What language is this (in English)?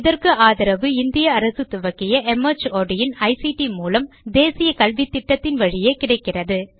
Tamil